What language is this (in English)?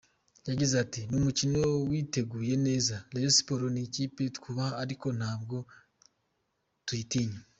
Kinyarwanda